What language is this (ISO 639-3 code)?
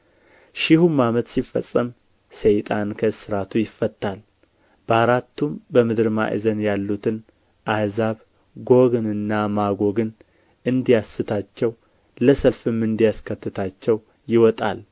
amh